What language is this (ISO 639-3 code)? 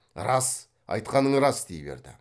kaz